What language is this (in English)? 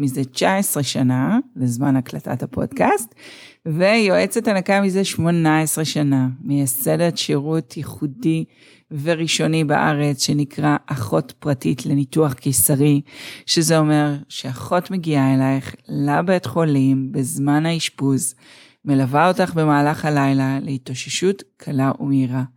Hebrew